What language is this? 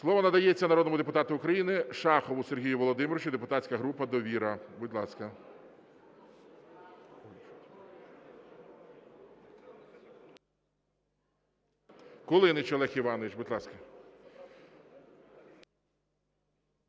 Ukrainian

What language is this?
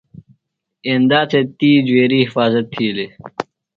Phalura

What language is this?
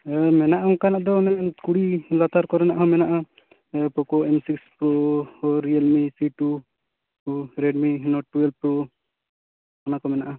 Santali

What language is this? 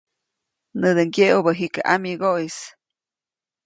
Copainalá Zoque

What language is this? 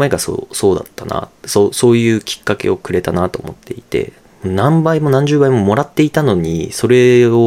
Japanese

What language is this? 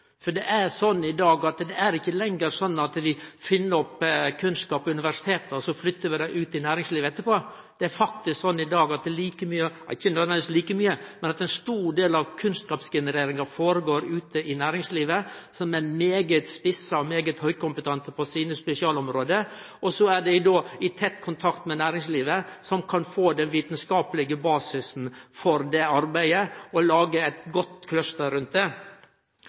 Norwegian Nynorsk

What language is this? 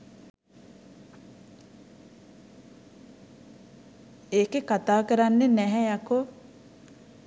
Sinhala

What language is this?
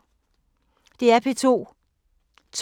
Danish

